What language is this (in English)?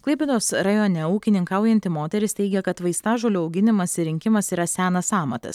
Lithuanian